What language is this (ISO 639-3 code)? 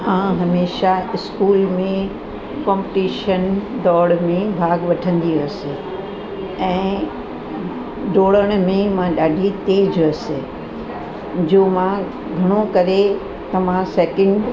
snd